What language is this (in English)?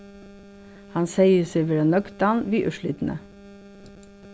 Faroese